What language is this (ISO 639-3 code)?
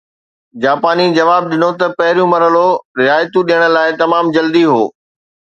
snd